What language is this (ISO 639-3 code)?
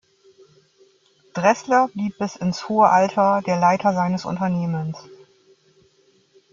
deu